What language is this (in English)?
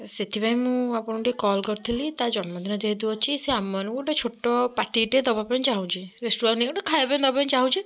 Odia